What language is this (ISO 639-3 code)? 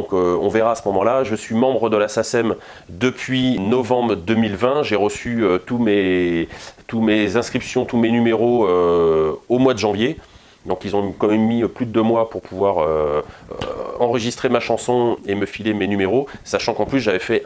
fra